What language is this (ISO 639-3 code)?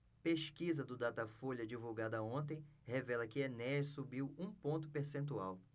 por